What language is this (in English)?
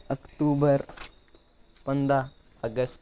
Kashmiri